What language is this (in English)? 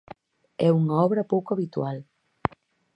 Galician